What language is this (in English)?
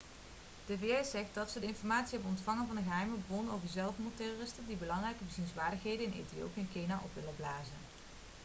Dutch